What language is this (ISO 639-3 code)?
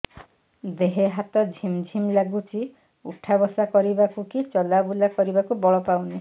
ori